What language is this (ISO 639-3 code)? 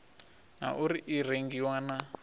ven